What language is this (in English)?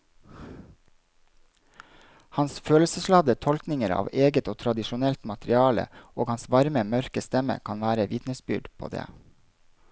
Norwegian